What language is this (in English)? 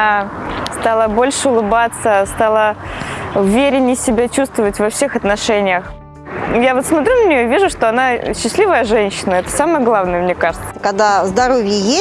Russian